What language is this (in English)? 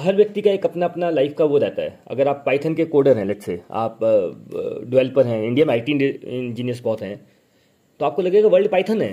Hindi